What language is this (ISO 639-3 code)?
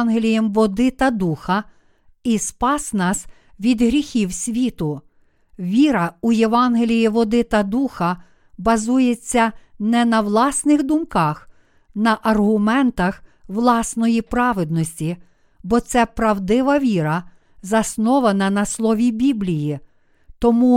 ukr